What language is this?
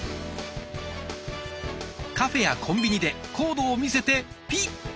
Japanese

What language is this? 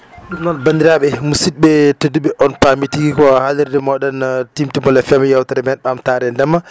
Fula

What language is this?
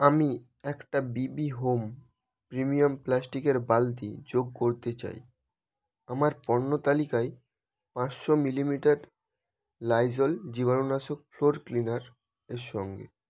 Bangla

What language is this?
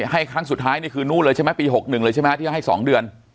Thai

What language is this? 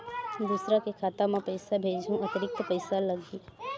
Chhattisgarhi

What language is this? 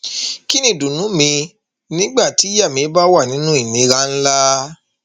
Yoruba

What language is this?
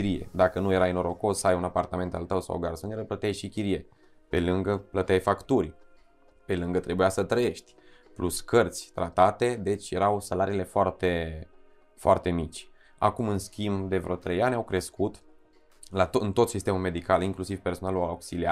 Romanian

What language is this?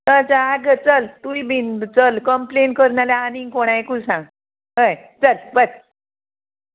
Konkani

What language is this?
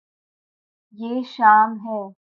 Urdu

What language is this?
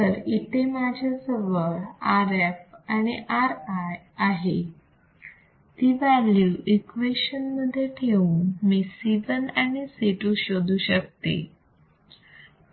Marathi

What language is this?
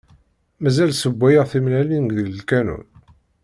Kabyle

